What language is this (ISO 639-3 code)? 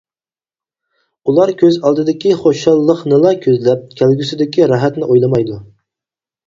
uig